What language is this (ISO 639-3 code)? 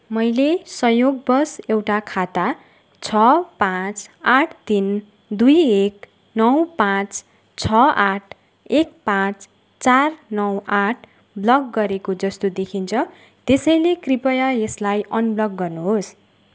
nep